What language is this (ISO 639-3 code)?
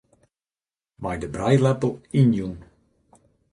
fry